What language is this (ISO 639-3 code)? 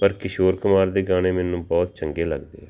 pan